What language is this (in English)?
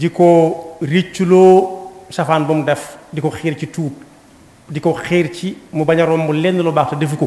Indonesian